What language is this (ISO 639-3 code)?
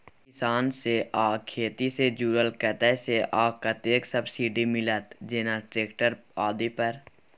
mai